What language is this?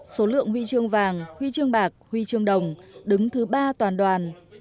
Vietnamese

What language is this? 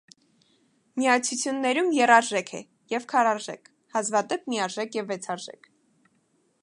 Armenian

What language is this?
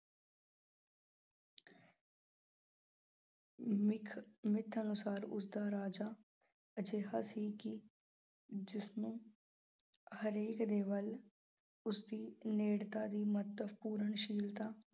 Punjabi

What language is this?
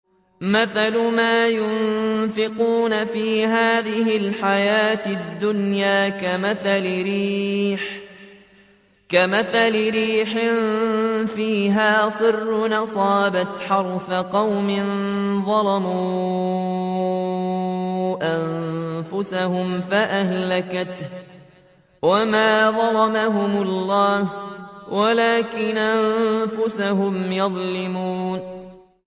Arabic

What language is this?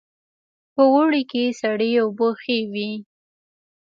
Pashto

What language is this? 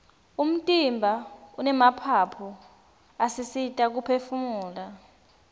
Swati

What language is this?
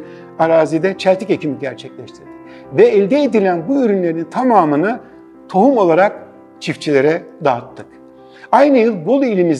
Turkish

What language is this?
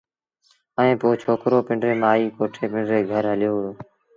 Sindhi Bhil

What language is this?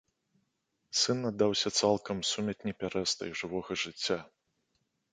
Belarusian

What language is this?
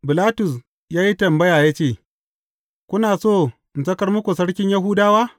Hausa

